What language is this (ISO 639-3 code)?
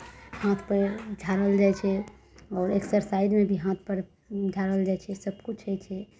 mai